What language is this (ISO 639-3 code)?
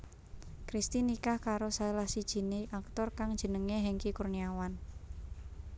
jav